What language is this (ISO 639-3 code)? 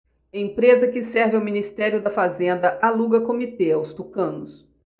por